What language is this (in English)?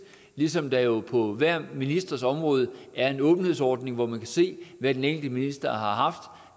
Danish